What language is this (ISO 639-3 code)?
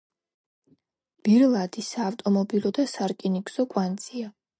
kat